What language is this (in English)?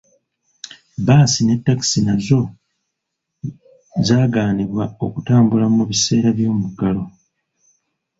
Ganda